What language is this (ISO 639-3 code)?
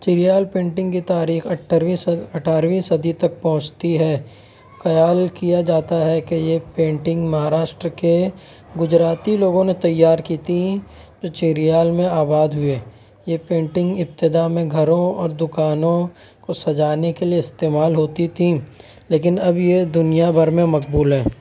urd